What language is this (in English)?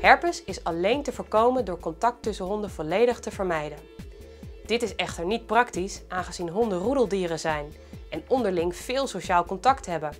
Dutch